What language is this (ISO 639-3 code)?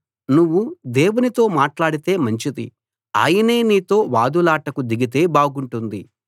tel